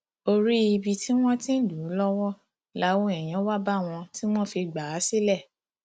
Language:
Yoruba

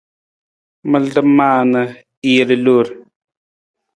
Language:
Nawdm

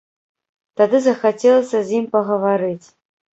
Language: Belarusian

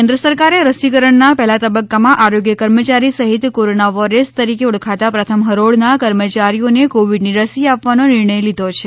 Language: Gujarati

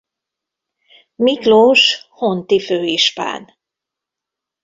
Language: Hungarian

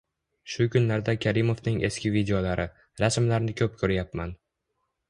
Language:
Uzbek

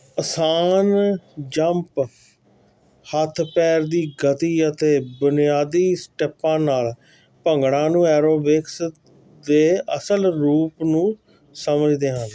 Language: Punjabi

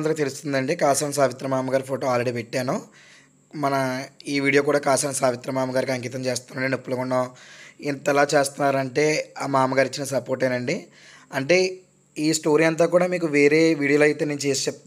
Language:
Telugu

